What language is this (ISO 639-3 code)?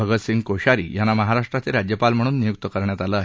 mar